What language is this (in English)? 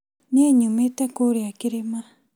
Kikuyu